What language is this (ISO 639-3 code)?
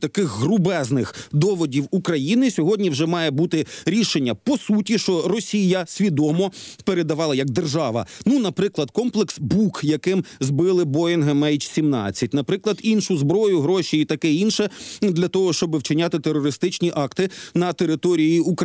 ukr